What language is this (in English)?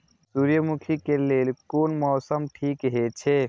Maithili